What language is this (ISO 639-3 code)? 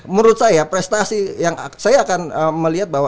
ind